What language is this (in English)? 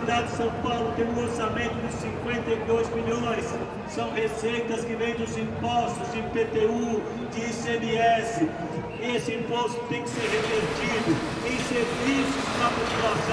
Portuguese